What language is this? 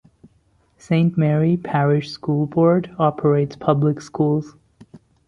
English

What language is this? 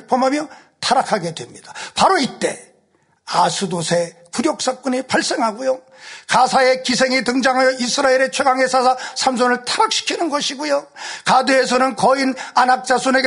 Korean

